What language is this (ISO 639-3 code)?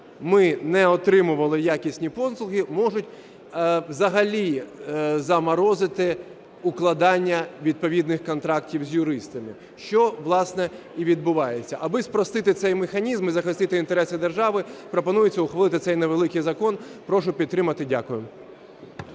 ukr